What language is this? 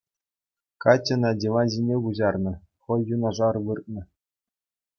Chuvash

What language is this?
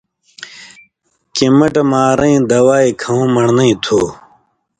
Indus Kohistani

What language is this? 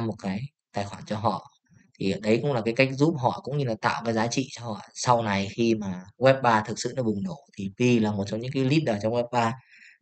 Vietnamese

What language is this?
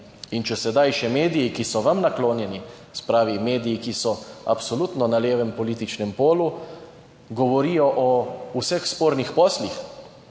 Slovenian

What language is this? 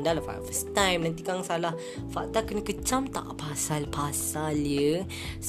Malay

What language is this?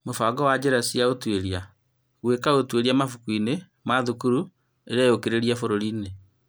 Kikuyu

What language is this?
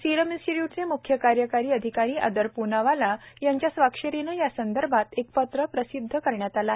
Marathi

